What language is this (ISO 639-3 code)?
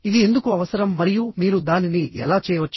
tel